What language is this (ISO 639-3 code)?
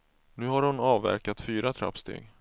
swe